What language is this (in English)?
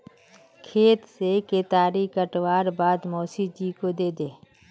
Magahi